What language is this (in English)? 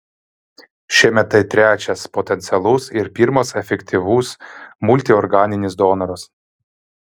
Lithuanian